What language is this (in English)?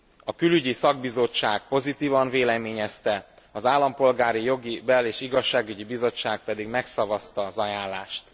Hungarian